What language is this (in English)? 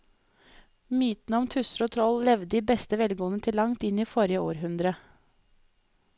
Norwegian